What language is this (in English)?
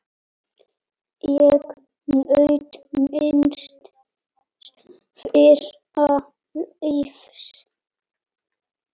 Icelandic